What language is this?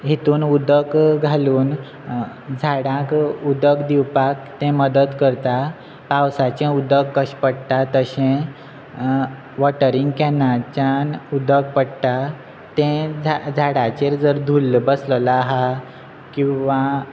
Konkani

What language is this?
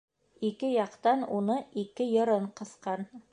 Bashkir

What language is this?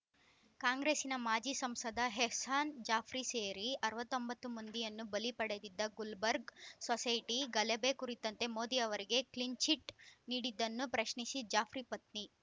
Kannada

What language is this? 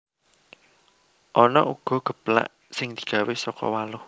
Javanese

